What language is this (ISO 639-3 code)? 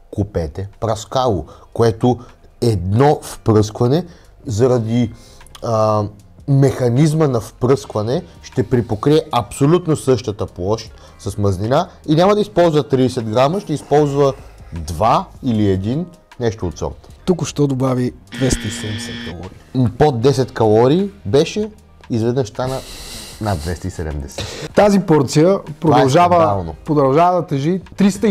bul